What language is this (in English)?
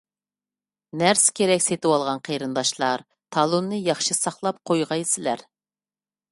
Uyghur